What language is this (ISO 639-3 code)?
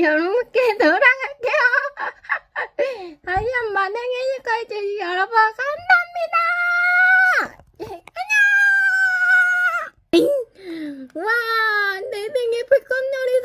kor